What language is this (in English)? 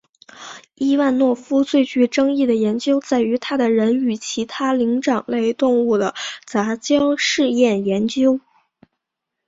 Chinese